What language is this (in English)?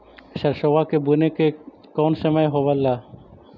Magahi